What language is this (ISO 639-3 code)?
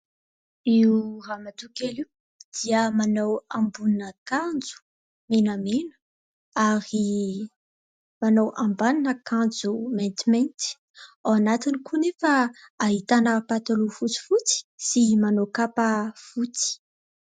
mlg